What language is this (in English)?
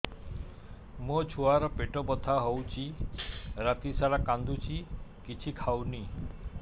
Odia